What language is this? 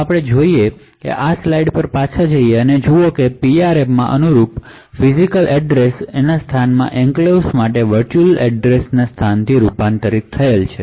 Gujarati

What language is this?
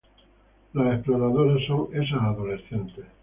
Spanish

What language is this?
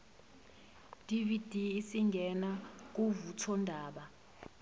Zulu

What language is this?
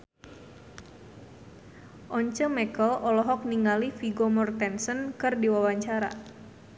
Sundanese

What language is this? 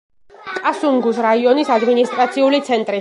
Georgian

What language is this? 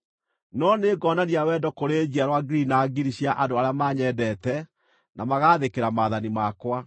Kikuyu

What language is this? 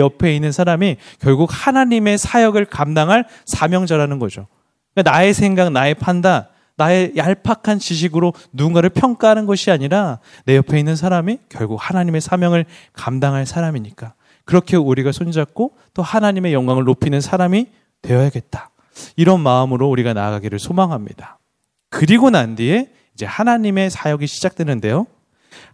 Korean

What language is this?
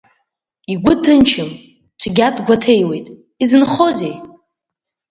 Abkhazian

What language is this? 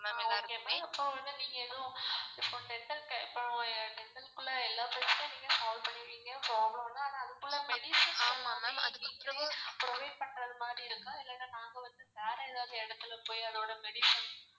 Tamil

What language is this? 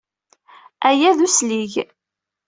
Kabyle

